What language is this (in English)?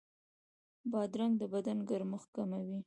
Pashto